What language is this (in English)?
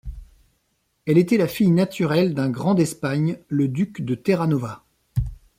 French